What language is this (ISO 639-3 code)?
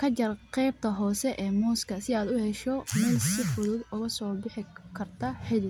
som